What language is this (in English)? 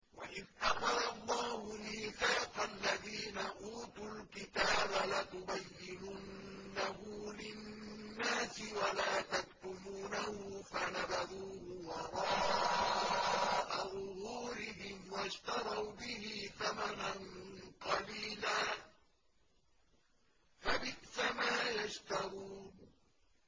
Arabic